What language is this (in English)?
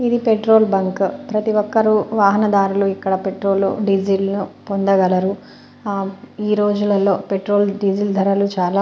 Telugu